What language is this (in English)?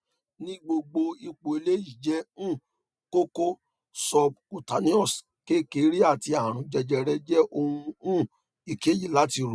Yoruba